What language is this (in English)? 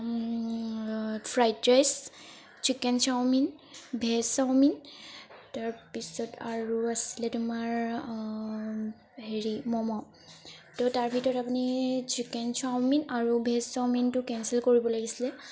Assamese